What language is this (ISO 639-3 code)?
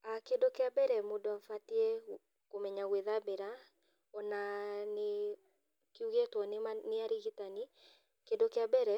kik